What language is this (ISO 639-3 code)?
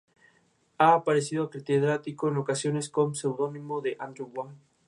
spa